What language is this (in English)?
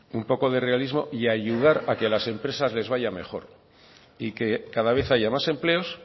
Spanish